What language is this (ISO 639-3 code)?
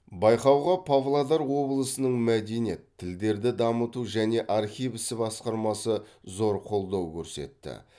kaz